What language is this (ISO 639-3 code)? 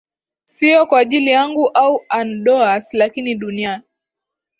swa